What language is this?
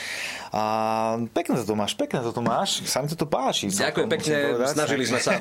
Slovak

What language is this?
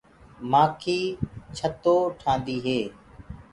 Gurgula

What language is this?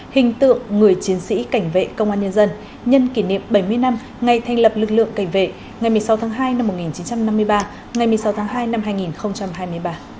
Vietnamese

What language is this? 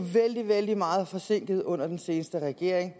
Danish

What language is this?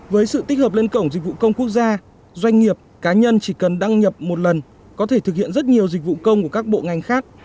Vietnamese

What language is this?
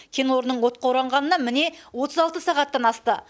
Kazakh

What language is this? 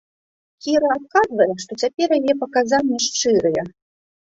Belarusian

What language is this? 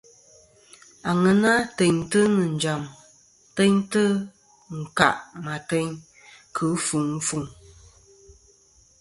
Kom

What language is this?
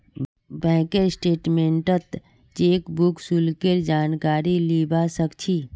Magahi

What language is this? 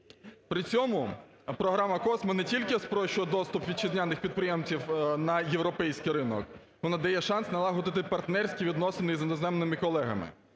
Ukrainian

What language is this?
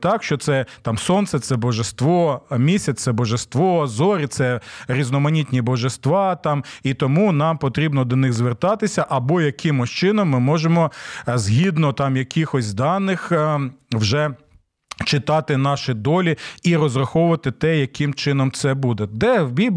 Ukrainian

